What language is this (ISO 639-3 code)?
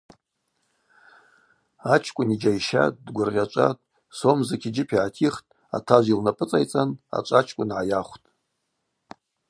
abq